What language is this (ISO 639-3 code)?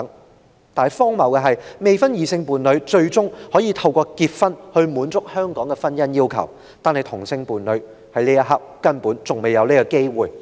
yue